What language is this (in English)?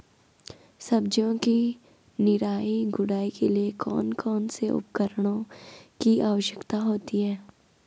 Hindi